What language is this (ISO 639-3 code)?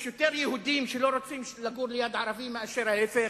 heb